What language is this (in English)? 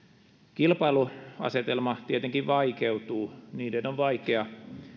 Finnish